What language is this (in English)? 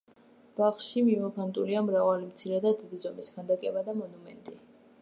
Georgian